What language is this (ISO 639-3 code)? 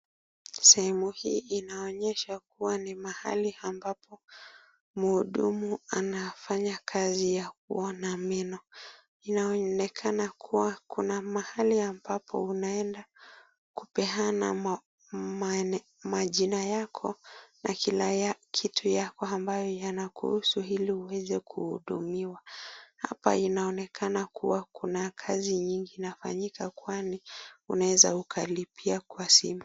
swa